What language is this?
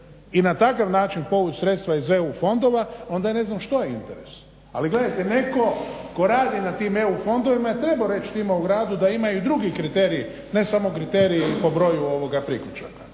Croatian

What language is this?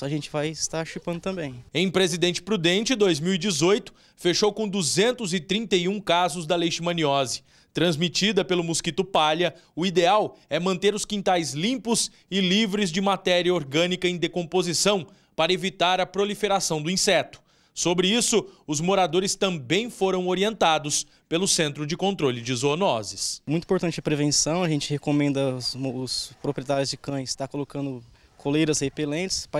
Portuguese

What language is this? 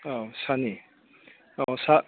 Bodo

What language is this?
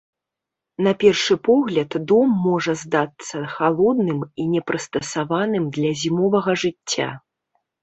Belarusian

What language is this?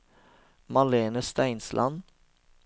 Norwegian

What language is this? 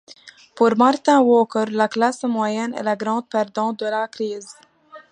French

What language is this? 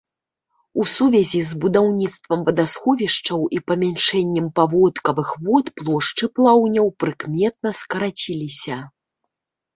Belarusian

